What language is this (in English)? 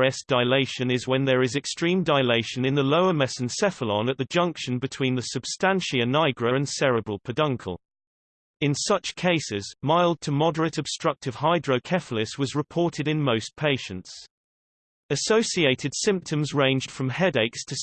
English